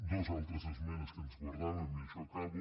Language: Catalan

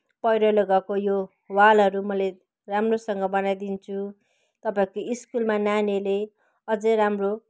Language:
Nepali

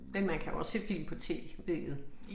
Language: Danish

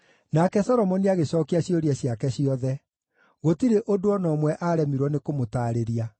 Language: Kikuyu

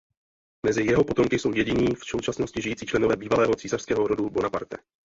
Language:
Czech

